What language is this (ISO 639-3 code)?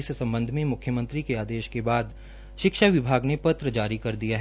hin